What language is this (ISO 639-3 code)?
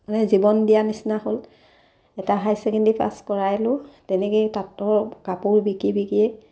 asm